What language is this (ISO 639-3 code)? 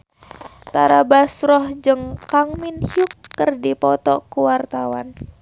sun